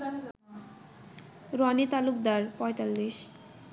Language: Bangla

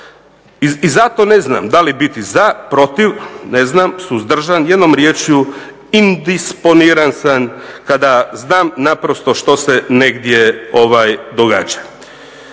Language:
Croatian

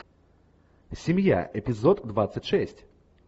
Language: Russian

